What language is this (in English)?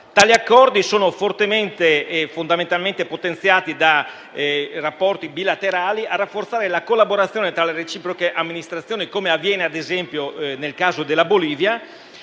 Italian